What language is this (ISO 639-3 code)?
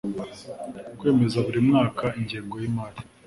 kin